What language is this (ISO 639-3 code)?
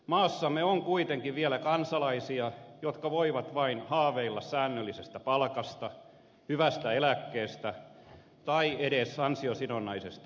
fin